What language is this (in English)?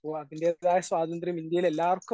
Malayalam